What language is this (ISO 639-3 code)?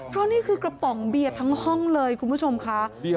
tha